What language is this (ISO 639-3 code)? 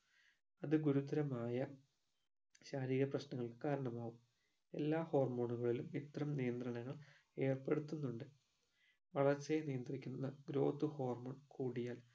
mal